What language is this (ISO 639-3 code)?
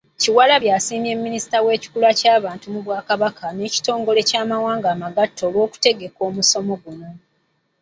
lug